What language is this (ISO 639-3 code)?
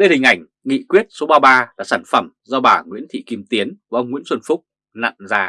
vie